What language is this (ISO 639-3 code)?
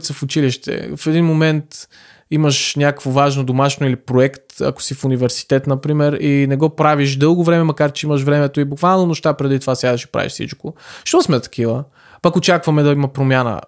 bul